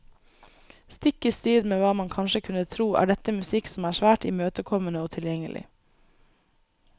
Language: Norwegian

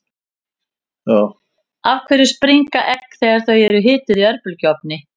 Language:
Icelandic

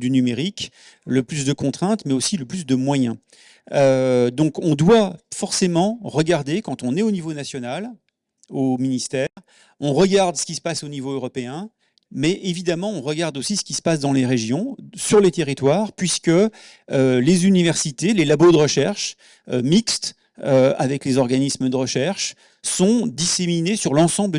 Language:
French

